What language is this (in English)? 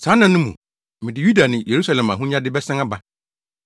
Akan